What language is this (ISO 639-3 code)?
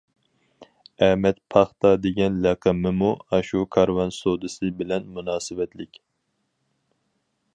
uig